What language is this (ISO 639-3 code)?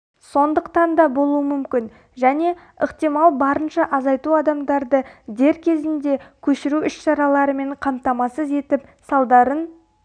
kaz